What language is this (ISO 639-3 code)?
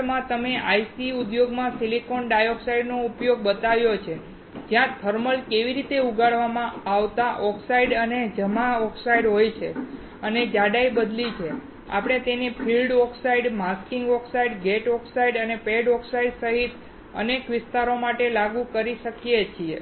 guj